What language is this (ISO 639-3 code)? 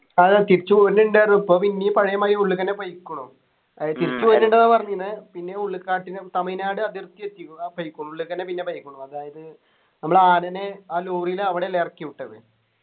mal